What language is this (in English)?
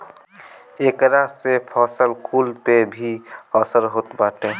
Bhojpuri